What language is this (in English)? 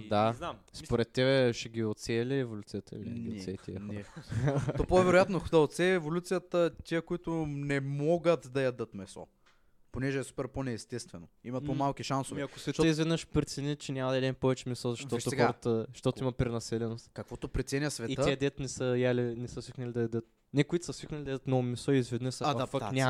Bulgarian